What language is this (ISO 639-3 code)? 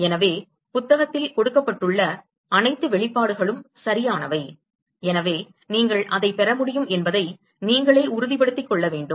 tam